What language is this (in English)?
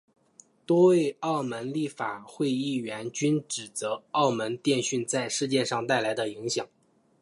Chinese